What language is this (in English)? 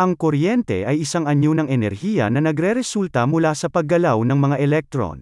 Filipino